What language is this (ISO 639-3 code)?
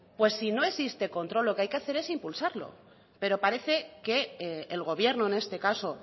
spa